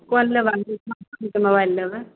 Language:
Maithili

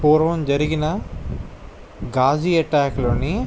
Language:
Telugu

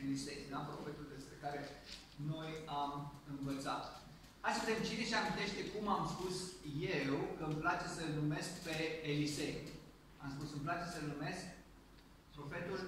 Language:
Romanian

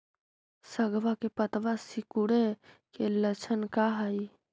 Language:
Magahi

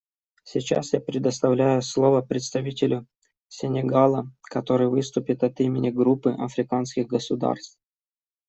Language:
Russian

